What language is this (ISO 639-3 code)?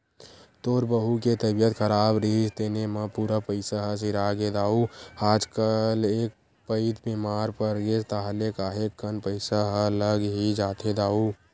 hne